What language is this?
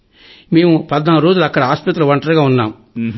Telugu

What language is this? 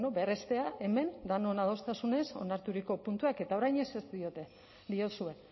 Basque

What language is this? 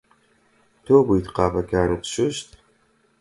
Central Kurdish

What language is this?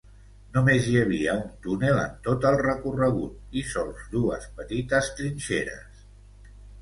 Catalan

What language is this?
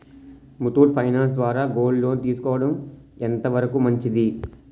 Telugu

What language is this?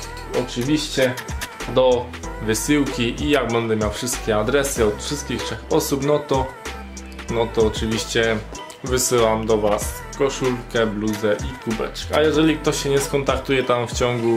Polish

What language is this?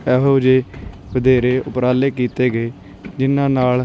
Punjabi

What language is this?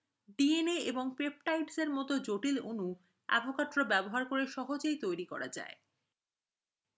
Bangla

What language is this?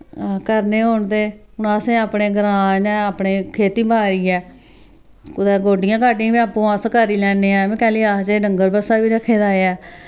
Dogri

